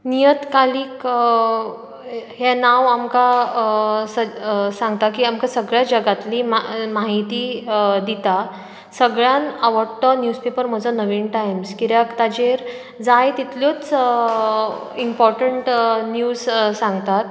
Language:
Konkani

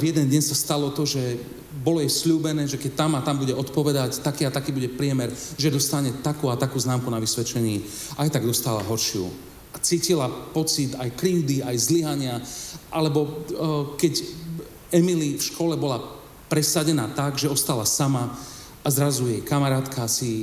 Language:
Slovak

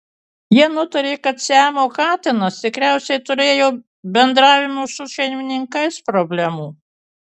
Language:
Lithuanian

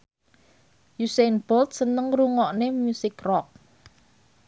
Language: Javanese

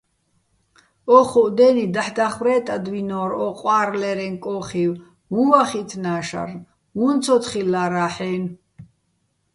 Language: Bats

